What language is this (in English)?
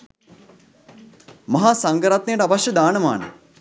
Sinhala